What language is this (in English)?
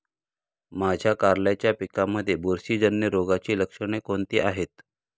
Marathi